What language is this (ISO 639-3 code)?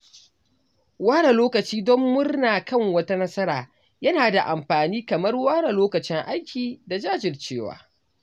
hau